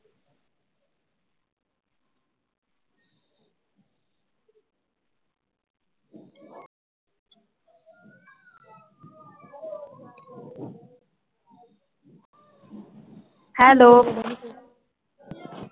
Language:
Punjabi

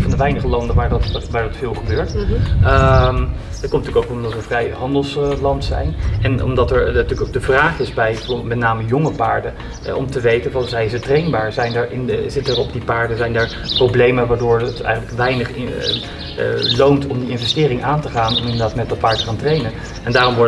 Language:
Dutch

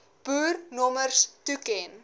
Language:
Afrikaans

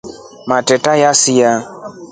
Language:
Rombo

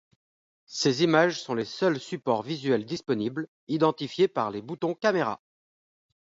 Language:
French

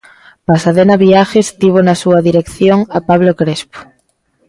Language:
Galician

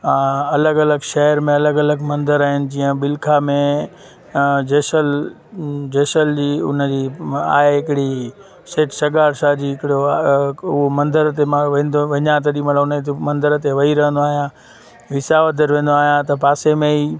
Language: Sindhi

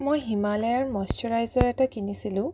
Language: Assamese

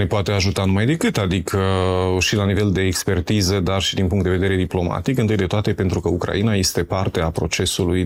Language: Romanian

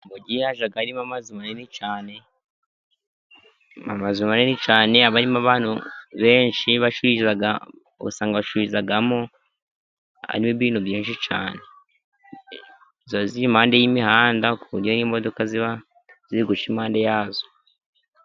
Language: Kinyarwanda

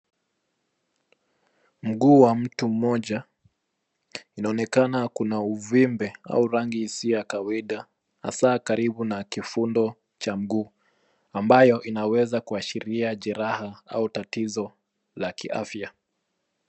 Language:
Swahili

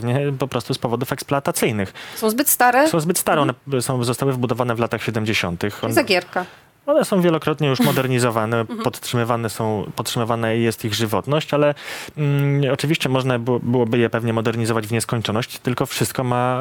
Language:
Polish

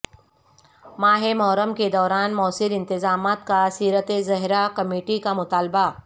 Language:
Urdu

